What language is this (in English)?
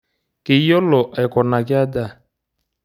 Masai